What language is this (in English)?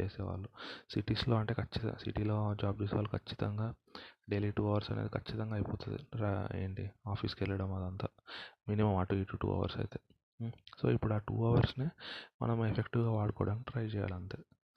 Telugu